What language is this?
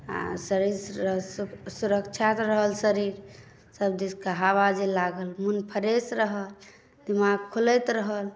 Maithili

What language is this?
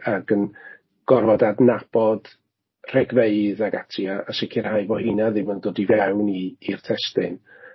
Welsh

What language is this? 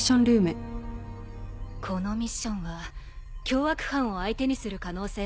Japanese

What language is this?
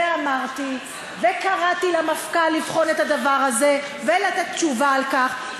Hebrew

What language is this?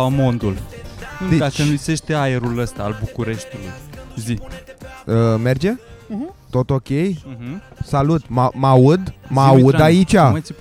Romanian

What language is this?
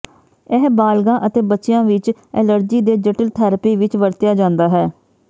Punjabi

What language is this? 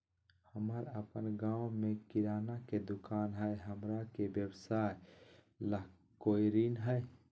Magahi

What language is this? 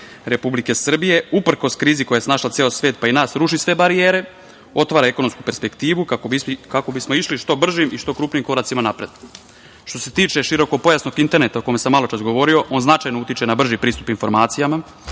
Serbian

